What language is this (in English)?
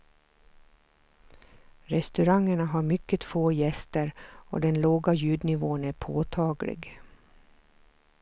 Swedish